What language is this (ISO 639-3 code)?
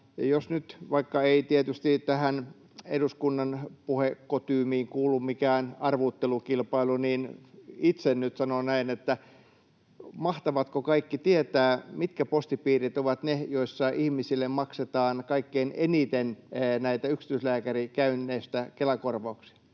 fin